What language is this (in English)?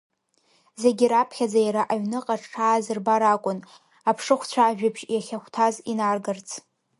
Abkhazian